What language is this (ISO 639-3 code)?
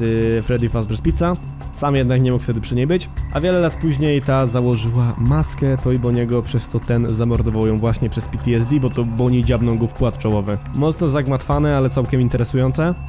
pol